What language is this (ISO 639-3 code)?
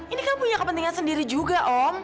ind